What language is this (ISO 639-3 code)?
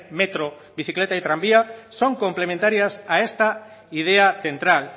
spa